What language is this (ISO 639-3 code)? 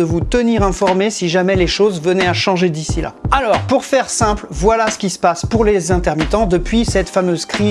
fra